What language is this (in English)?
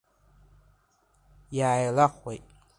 Abkhazian